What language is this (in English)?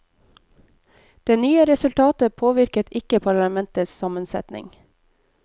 Norwegian